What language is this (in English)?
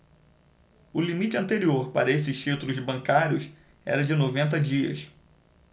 Portuguese